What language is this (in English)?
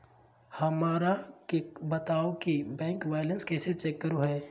Magahi